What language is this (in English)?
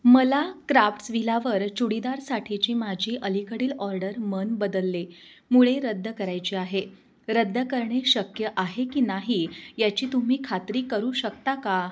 Marathi